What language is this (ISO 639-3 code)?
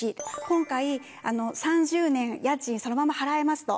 jpn